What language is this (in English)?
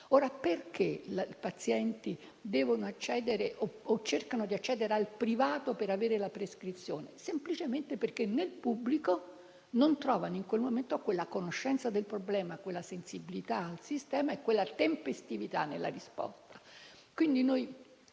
Italian